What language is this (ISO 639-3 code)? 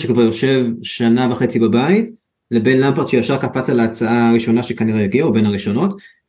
heb